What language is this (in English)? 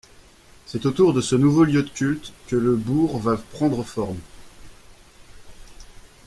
French